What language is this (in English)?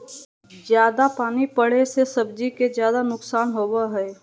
Magahi